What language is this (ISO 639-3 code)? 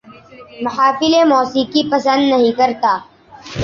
urd